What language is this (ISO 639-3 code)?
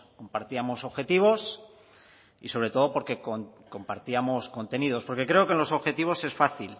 spa